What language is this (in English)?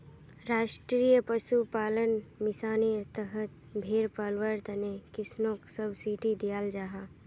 Magahi